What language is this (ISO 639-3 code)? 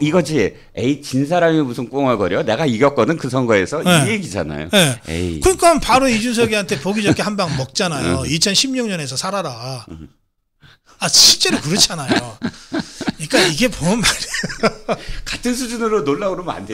kor